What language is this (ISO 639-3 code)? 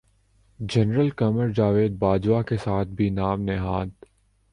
urd